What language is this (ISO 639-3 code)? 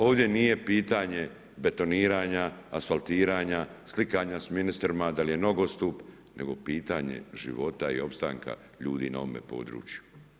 hrv